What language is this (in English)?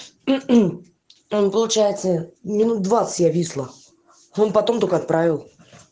Russian